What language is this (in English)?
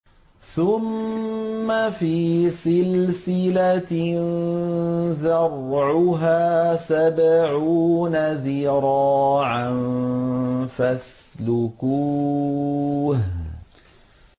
Arabic